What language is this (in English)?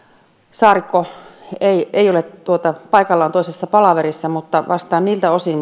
Finnish